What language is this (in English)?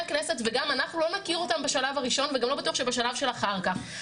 Hebrew